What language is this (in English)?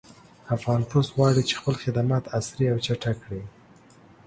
Pashto